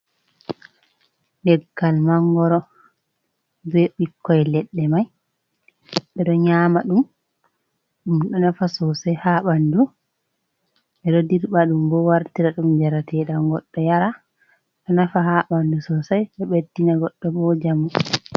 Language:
Fula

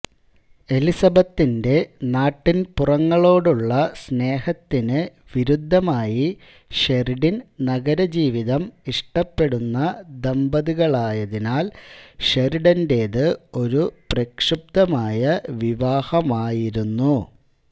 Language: Malayalam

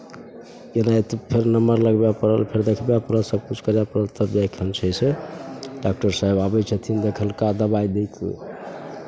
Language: Maithili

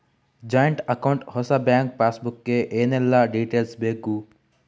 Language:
Kannada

